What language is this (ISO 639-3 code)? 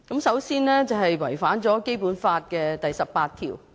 yue